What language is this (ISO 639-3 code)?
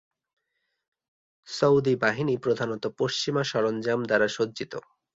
ben